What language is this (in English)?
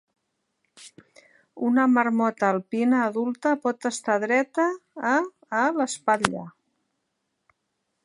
Catalan